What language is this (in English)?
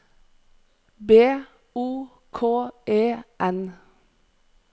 Norwegian